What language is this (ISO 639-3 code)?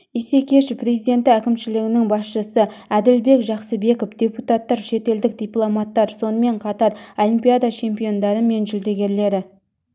kaz